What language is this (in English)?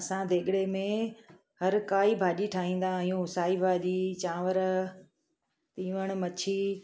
Sindhi